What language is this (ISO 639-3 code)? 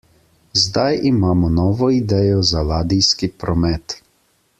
slv